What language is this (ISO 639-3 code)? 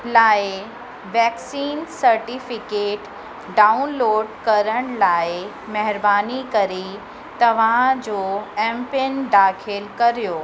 snd